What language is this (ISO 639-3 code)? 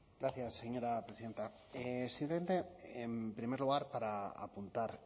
spa